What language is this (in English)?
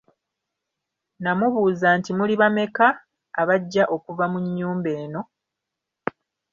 Ganda